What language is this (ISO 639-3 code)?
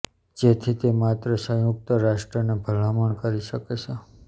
guj